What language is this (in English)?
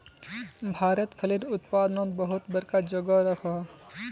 Magahi